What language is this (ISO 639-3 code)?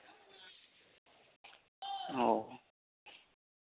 sat